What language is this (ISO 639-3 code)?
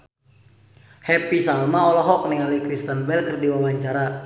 sun